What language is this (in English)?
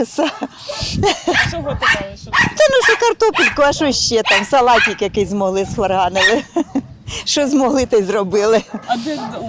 Ukrainian